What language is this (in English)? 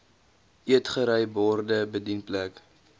Afrikaans